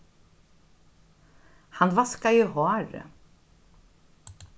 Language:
Faroese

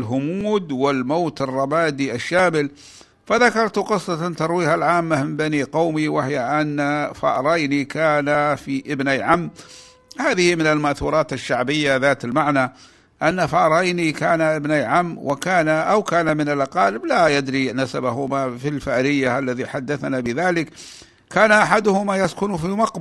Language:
Arabic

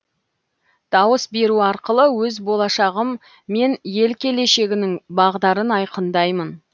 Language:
Kazakh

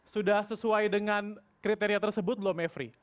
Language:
Indonesian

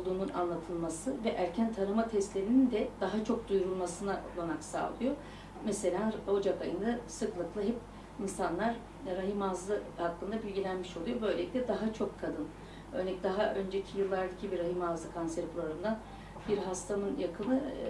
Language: Turkish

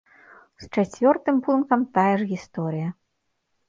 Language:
Belarusian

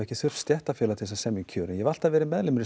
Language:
Icelandic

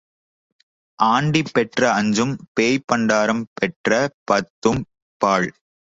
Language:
Tamil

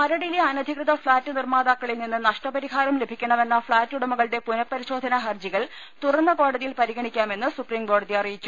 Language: Malayalam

